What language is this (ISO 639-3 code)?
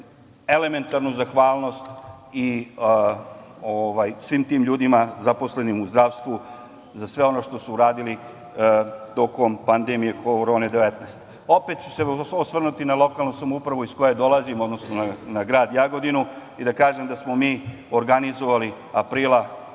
srp